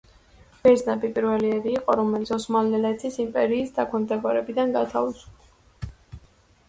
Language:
Georgian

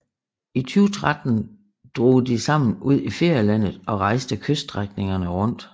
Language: Danish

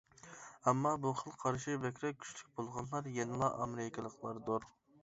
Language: Uyghur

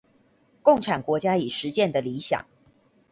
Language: Chinese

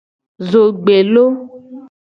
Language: Gen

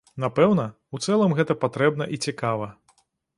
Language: Belarusian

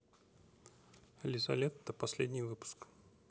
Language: Russian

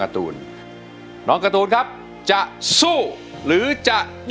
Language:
Thai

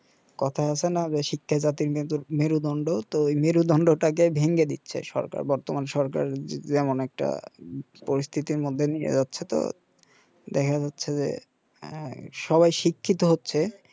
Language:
Bangla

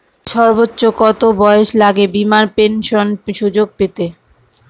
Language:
Bangla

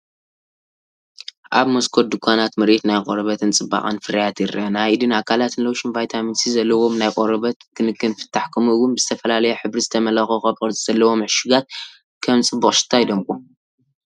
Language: Tigrinya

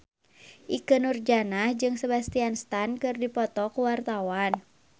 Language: Sundanese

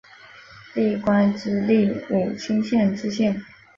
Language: Chinese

